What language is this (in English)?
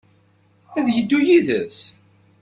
Kabyle